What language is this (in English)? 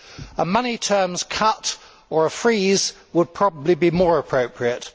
English